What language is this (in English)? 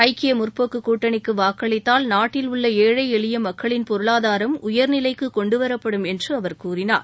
Tamil